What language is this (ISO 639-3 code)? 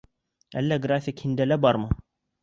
bak